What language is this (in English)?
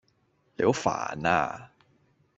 Cantonese